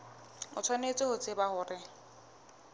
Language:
Southern Sotho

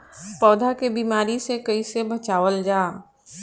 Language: Bhojpuri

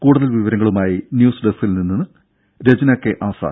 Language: Malayalam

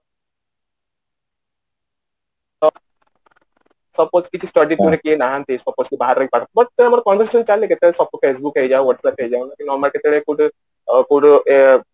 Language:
Odia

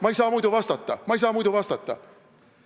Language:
Estonian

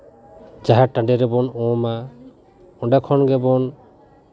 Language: Santali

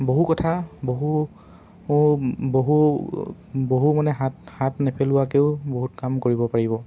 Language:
Assamese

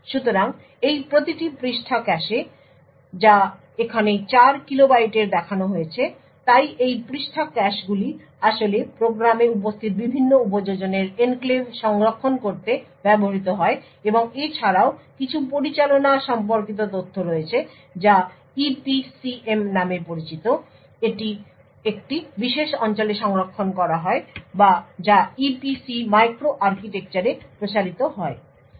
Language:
Bangla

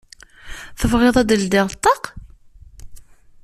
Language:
Kabyle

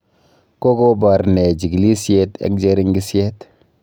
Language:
Kalenjin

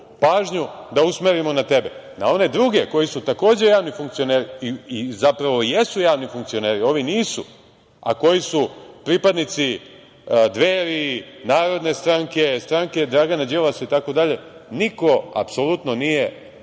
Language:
Serbian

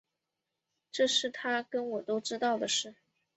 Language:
Chinese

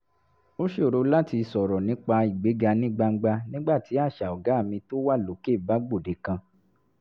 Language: Yoruba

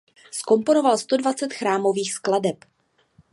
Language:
Czech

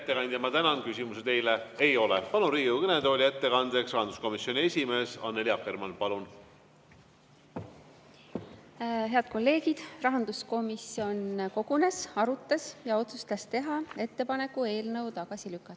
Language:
Estonian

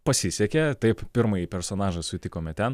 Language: Lithuanian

